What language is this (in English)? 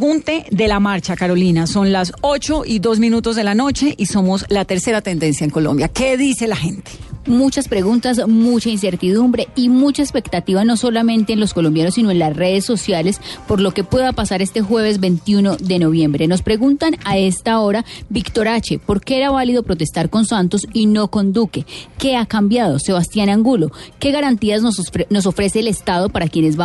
Spanish